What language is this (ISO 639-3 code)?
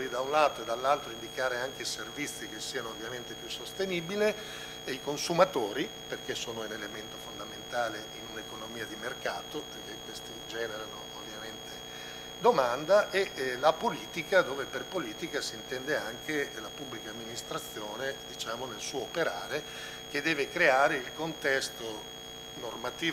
ita